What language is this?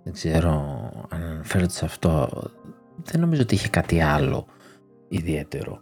Greek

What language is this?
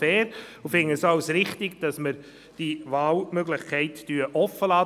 Swiss German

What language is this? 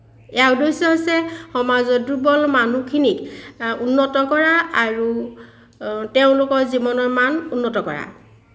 Assamese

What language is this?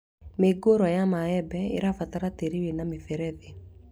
Kikuyu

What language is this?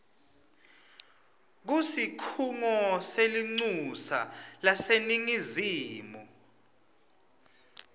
Swati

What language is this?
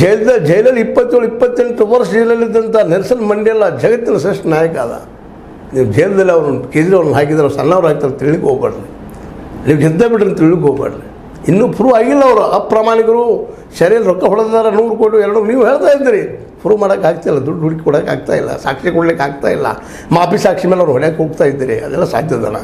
Kannada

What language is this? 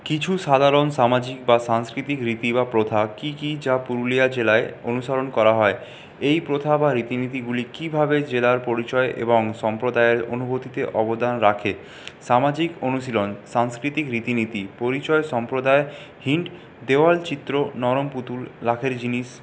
Bangla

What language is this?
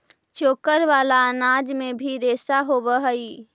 Magahi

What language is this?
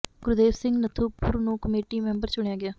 Punjabi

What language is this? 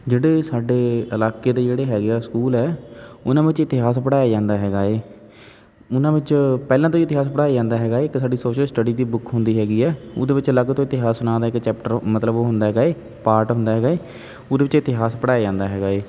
Punjabi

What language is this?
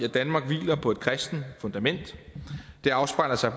Danish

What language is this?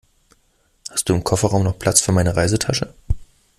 German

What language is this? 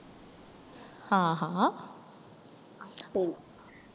Tamil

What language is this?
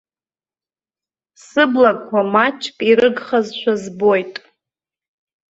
Abkhazian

